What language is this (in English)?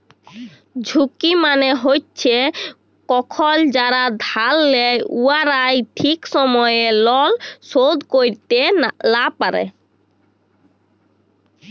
Bangla